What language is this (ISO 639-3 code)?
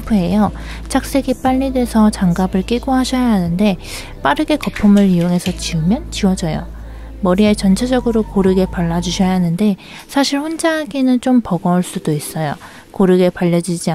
kor